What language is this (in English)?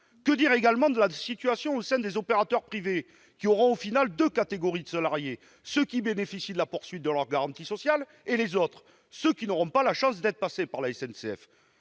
French